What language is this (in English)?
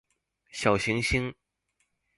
Chinese